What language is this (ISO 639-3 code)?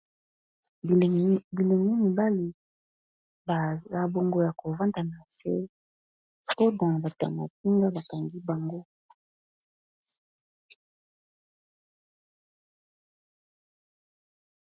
lin